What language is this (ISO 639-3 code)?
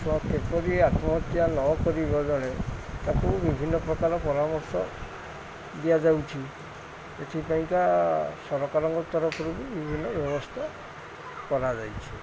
ori